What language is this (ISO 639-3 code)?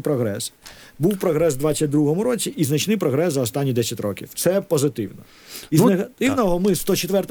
ukr